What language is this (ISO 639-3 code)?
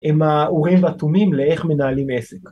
heb